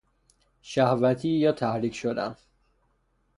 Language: Persian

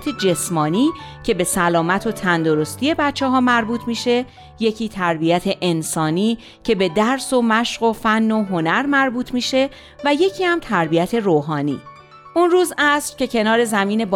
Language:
Persian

